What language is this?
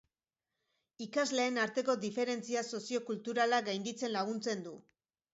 Basque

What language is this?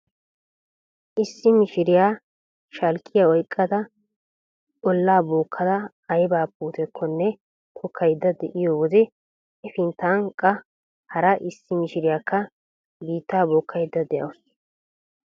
Wolaytta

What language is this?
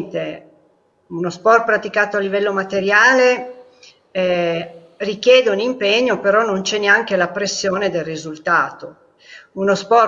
Italian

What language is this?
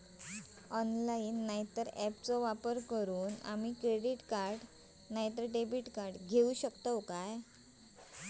Marathi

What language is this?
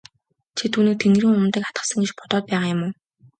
Mongolian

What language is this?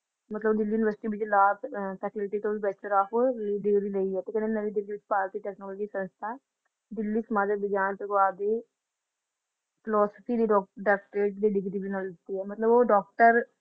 Punjabi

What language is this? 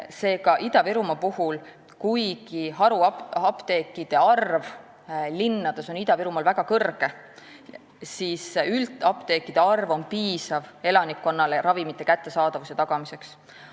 Estonian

